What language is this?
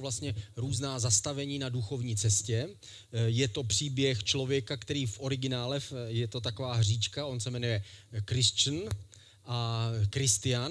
Czech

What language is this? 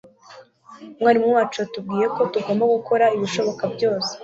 Kinyarwanda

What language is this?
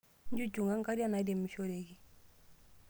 Masai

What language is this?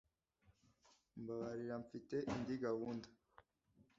Kinyarwanda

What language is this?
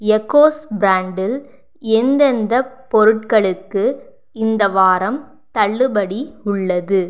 Tamil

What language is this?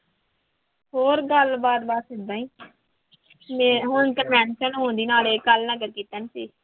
Punjabi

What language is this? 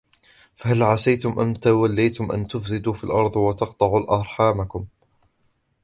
Arabic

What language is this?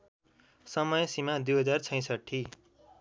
Nepali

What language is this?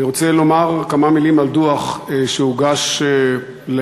Hebrew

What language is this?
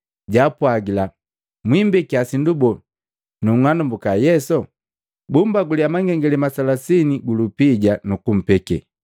Matengo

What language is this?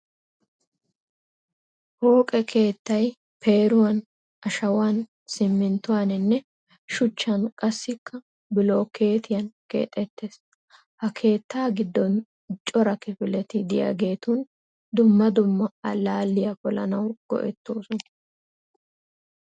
Wolaytta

